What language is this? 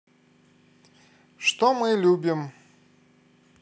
Russian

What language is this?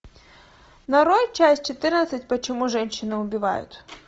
Russian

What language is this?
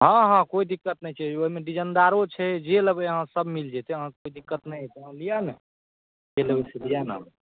Maithili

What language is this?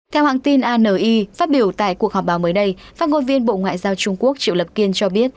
Vietnamese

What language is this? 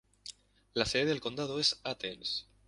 Spanish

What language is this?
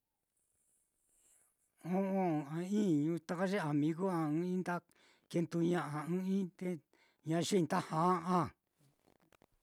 Mitlatongo Mixtec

